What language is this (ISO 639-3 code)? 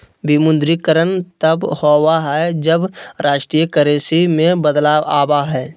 mag